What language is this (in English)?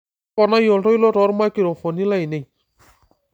Masai